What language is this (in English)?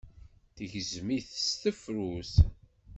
Kabyle